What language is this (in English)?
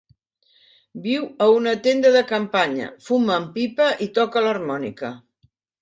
Catalan